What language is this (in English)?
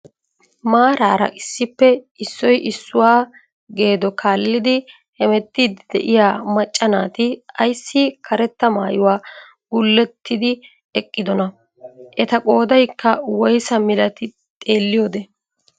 Wolaytta